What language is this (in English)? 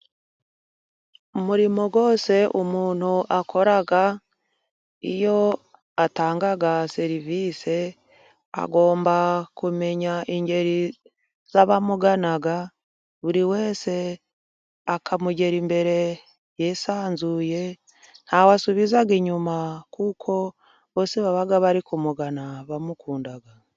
Kinyarwanda